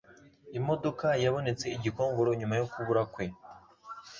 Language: Kinyarwanda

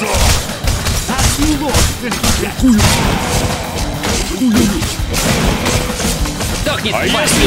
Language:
Russian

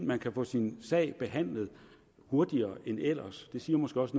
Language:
Danish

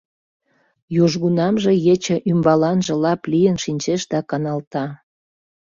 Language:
Mari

